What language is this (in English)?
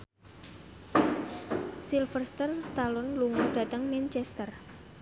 Javanese